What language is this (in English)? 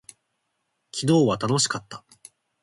Japanese